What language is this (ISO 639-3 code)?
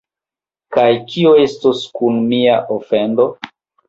epo